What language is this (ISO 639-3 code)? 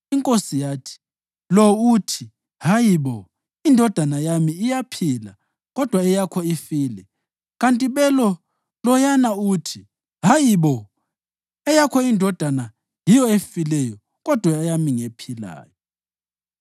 nde